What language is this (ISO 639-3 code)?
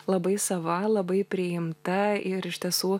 lit